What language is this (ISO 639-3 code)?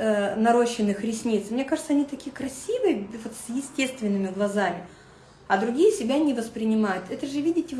rus